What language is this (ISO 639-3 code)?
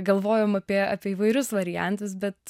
lit